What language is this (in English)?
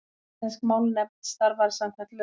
Icelandic